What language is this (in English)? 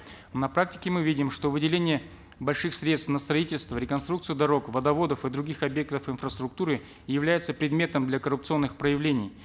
Kazakh